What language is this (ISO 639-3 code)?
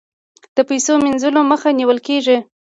pus